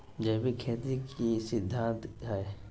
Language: Magahi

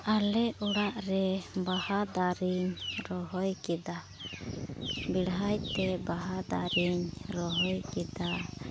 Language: Santali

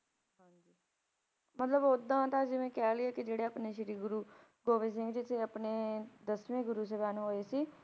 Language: Punjabi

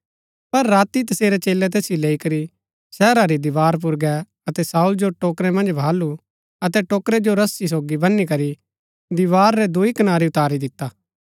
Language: Gaddi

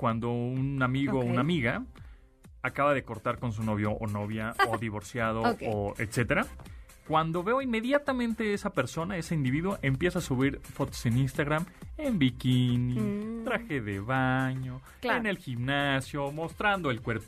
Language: Spanish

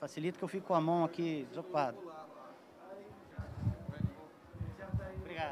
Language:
Portuguese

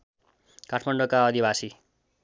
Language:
Nepali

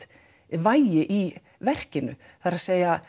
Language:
Icelandic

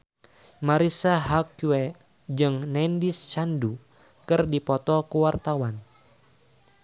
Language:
Sundanese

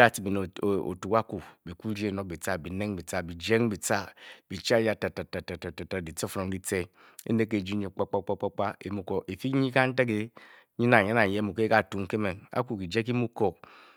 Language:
Bokyi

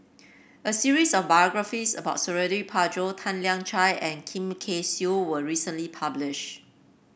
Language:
English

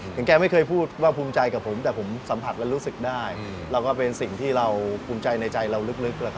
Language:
Thai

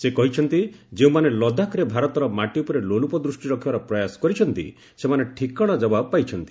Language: Odia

